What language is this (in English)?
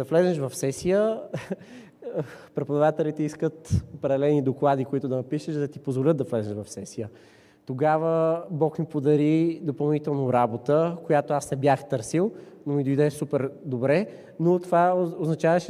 Bulgarian